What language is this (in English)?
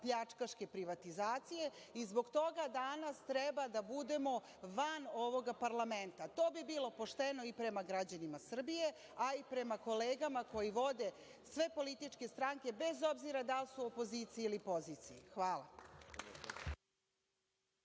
Serbian